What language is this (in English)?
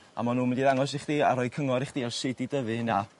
Welsh